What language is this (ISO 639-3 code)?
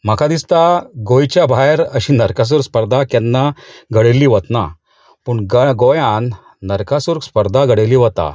kok